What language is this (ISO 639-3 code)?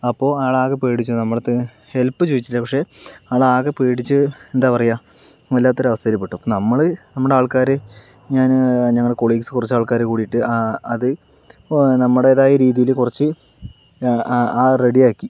mal